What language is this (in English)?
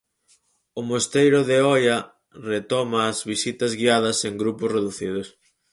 Galician